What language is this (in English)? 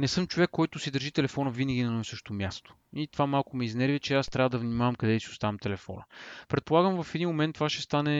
Bulgarian